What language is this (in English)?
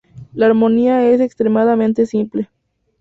Spanish